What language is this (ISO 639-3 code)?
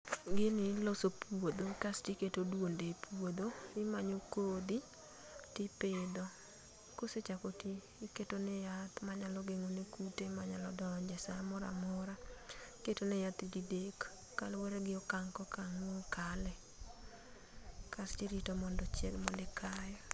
luo